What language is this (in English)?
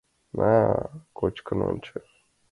Mari